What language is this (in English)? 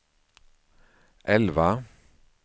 Swedish